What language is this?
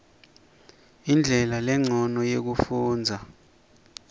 Swati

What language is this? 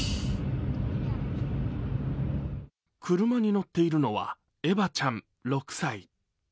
Japanese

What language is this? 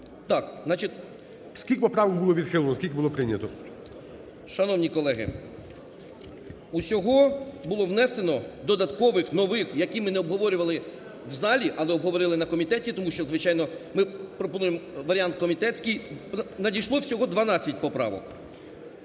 Ukrainian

